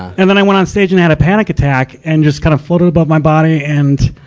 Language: English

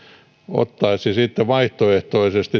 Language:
Finnish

